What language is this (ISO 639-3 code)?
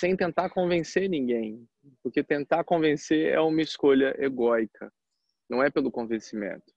por